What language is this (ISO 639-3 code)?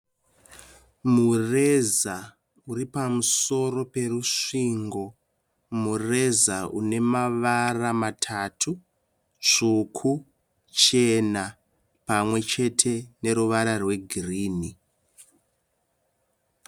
sna